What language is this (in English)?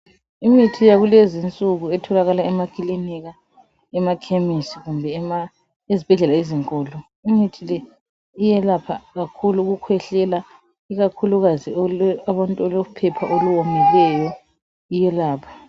North Ndebele